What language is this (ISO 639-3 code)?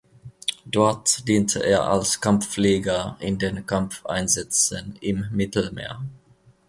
deu